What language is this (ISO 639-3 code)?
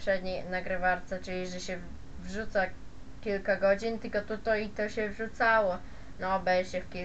pol